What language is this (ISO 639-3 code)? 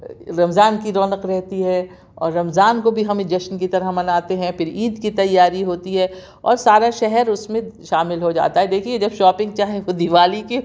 urd